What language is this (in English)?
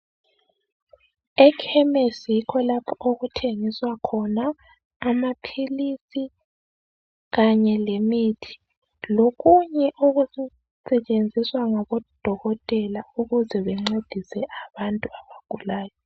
North Ndebele